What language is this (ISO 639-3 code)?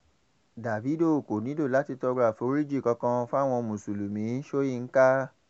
yor